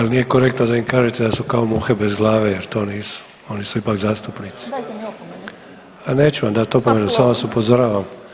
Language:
Croatian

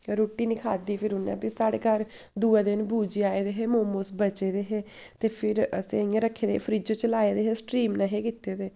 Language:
Dogri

